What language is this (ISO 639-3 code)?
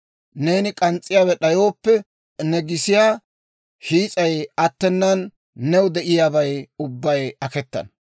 dwr